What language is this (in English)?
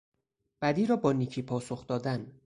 Persian